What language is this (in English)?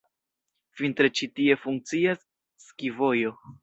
Esperanto